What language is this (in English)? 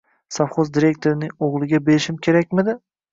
Uzbek